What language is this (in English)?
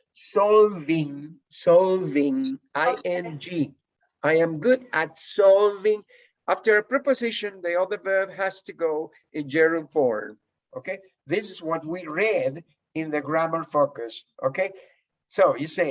English